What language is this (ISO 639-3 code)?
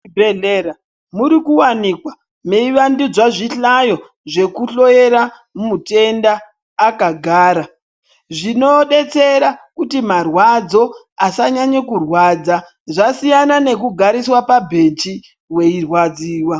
ndc